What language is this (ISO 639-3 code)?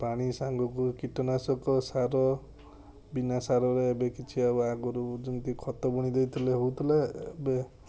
ori